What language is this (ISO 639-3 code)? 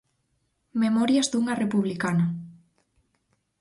glg